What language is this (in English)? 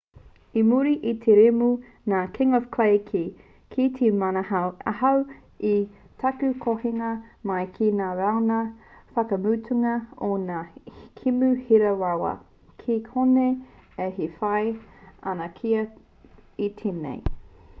Māori